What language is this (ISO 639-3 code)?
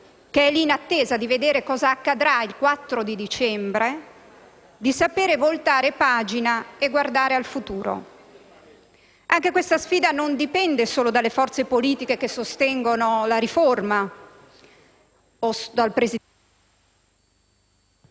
ita